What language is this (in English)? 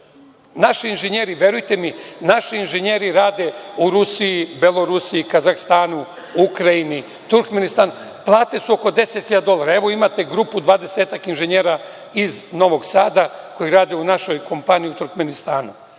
Serbian